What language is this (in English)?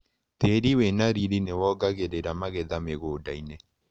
Kikuyu